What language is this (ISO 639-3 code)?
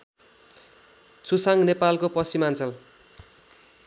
nep